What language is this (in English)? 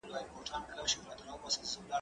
Pashto